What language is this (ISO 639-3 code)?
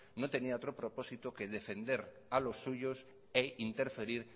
spa